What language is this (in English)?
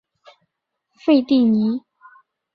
Chinese